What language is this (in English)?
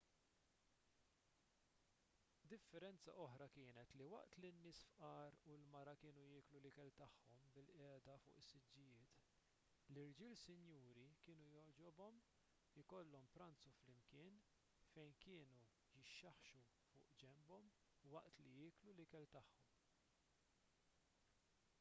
Maltese